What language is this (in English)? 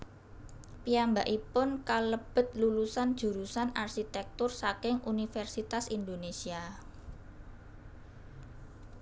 Javanese